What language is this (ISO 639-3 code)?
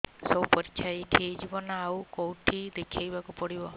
ori